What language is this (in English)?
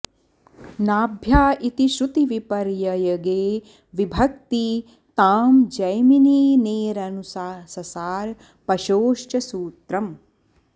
Sanskrit